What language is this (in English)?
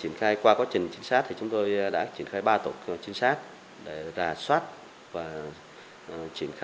Vietnamese